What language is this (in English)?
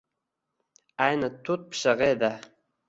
Uzbek